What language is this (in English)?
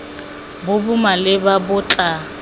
Tswana